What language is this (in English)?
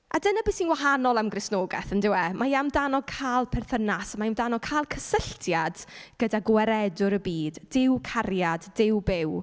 Welsh